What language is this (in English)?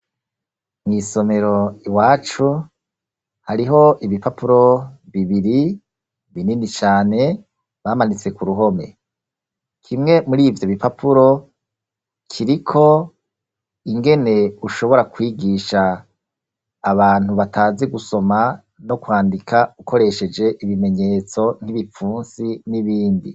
Rundi